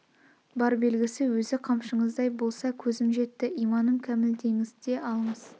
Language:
Kazakh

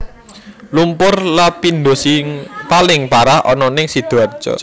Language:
Javanese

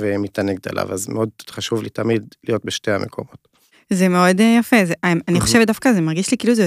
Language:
Hebrew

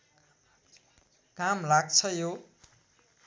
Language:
Nepali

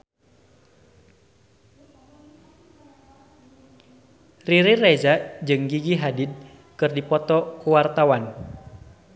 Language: Sundanese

